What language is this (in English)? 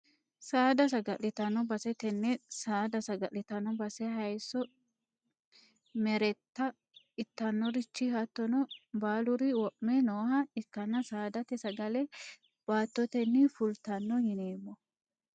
Sidamo